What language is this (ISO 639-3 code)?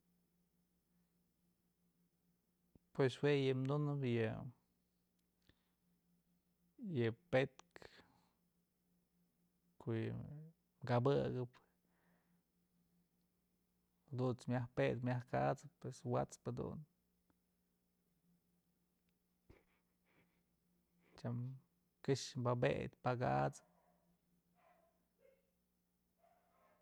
mzl